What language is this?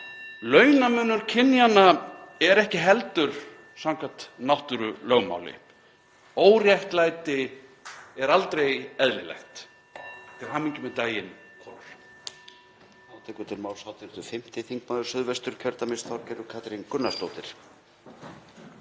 Icelandic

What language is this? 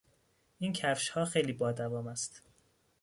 Persian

